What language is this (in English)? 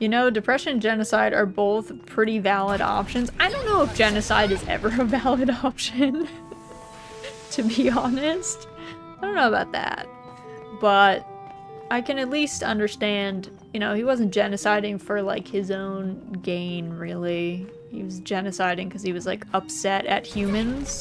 English